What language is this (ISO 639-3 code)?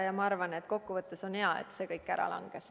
est